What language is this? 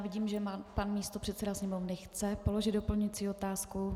Czech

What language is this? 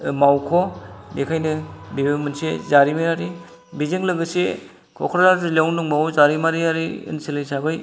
Bodo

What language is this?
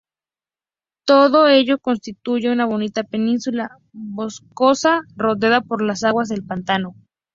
Spanish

